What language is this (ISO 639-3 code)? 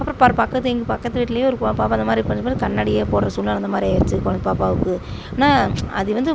tam